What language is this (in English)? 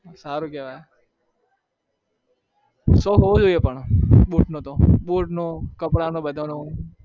Gujarati